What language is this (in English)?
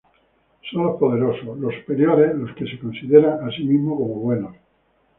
Spanish